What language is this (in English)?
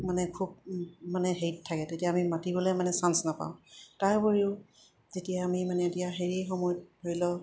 Assamese